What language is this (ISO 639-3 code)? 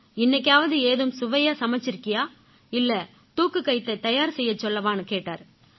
tam